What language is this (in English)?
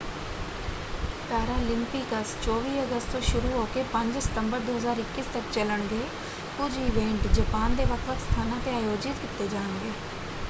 Punjabi